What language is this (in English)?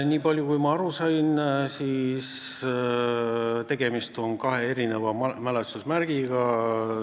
Estonian